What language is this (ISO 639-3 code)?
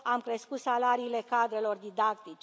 ron